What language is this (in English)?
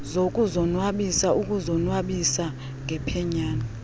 Xhosa